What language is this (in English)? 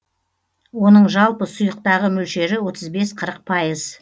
Kazakh